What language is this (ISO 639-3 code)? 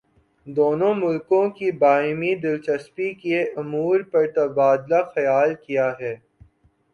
urd